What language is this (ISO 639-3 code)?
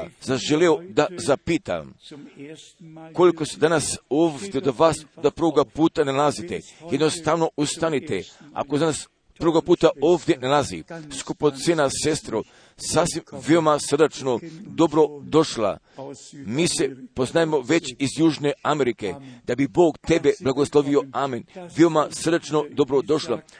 hrv